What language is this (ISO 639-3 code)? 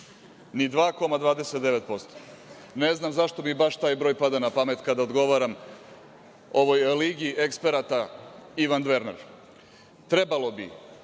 srp